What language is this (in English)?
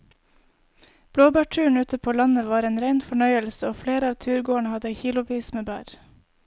Norwegian